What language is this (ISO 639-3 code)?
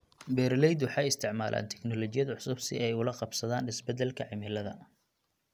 som